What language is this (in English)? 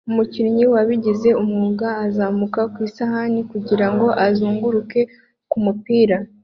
Kinyarwanda